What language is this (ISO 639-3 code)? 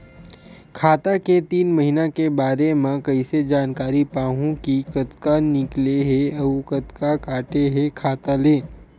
hne